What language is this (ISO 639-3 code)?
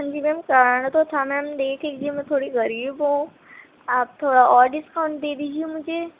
urd